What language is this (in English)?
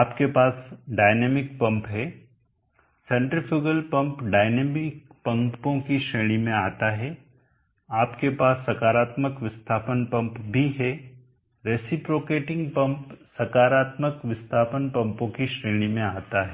Hindi